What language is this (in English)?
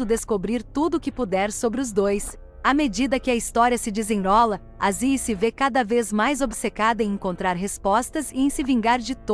Portuguese